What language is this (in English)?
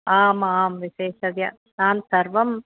Sanskrit